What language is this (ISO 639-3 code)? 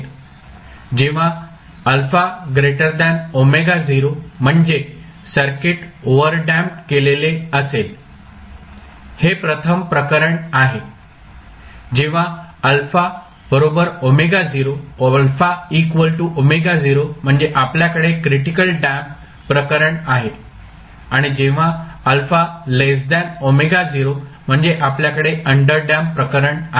mar